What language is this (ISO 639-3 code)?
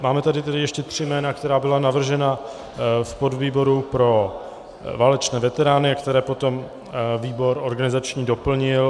ces